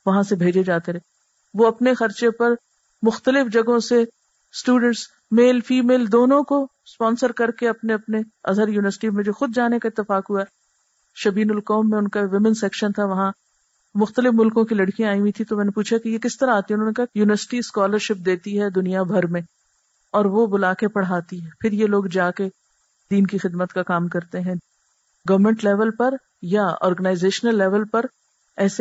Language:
Urdu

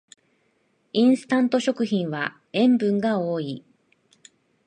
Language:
Japanese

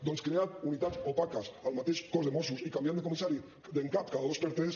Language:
Catalan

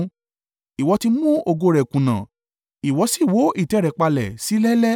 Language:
Yoruba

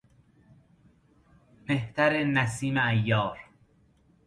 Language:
Persian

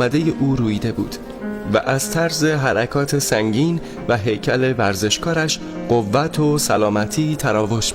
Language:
Persian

